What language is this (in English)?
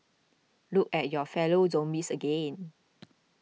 English